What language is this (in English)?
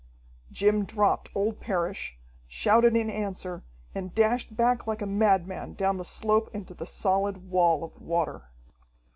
English